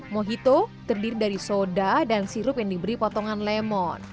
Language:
Indonesian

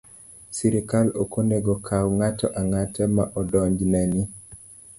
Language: Luo (Kenya and Tanzania)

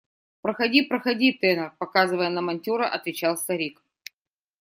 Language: Russian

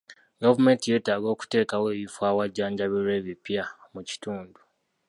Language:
Ganda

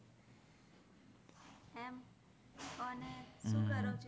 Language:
Gujarati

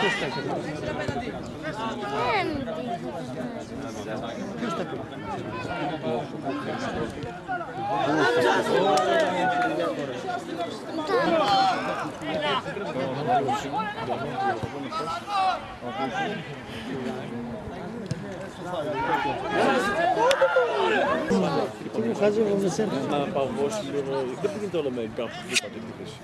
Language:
Greek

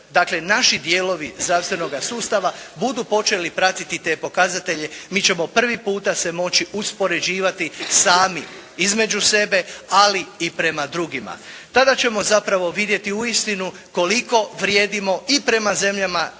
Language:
Croatian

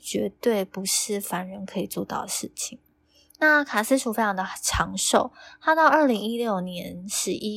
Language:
Chinese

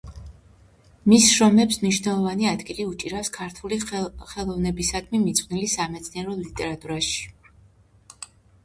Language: Georgian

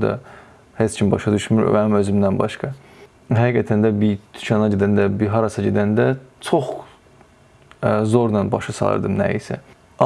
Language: Turkish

